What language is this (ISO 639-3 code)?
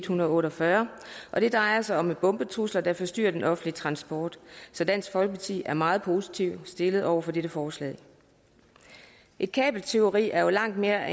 dan